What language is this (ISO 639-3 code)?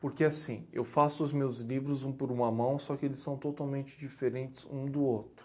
por